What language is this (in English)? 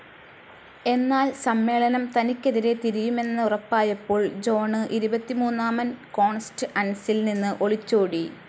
Malayalam